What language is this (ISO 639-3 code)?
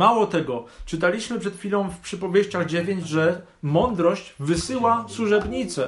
pol